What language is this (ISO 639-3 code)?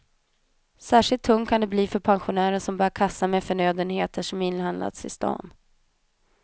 swe